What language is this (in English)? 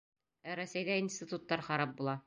Bashkir